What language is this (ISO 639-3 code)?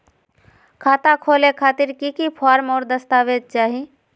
mag